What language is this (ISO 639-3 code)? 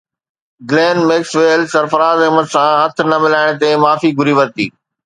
snd